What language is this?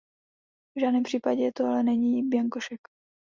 Czech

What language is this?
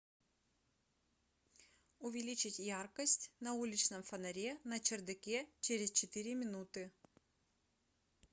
Russian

